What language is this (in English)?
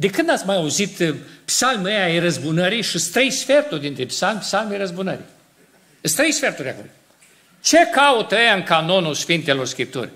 Romanian